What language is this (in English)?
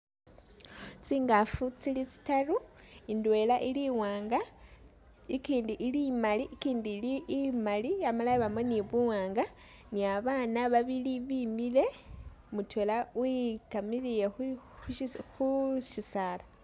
Masaaba